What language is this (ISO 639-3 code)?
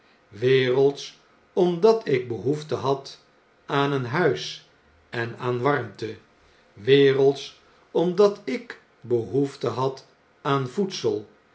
nld